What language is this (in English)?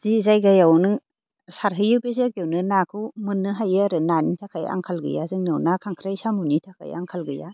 Bodo